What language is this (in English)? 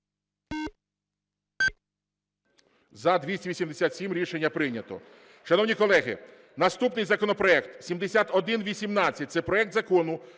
Ukrainian